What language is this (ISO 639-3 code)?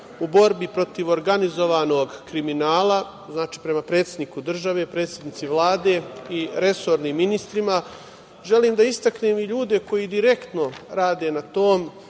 srp